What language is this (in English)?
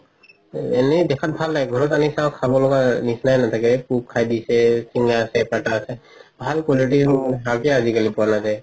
Assamese